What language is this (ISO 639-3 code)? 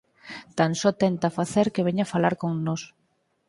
glg